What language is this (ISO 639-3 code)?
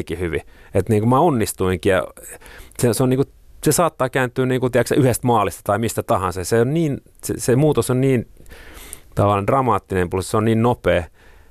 fin